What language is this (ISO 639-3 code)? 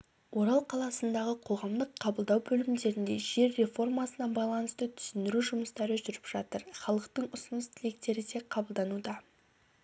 kaz